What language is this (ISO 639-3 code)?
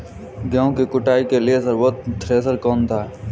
hin